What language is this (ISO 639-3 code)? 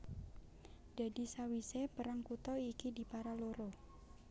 jav